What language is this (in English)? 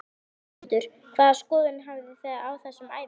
Icelandic